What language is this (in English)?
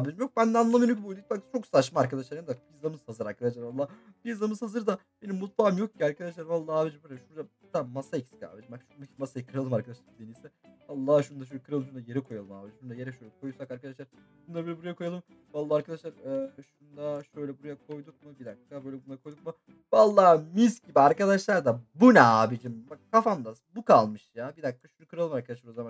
Turkish